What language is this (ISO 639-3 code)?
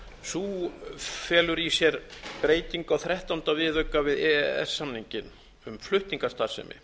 isl